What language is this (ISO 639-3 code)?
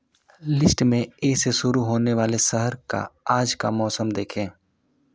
hin